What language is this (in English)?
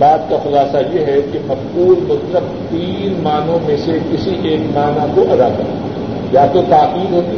Urdu